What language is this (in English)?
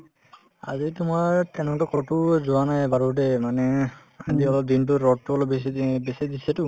Assamese